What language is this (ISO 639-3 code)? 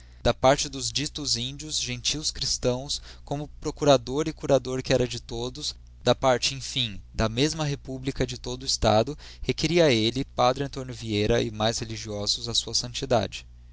por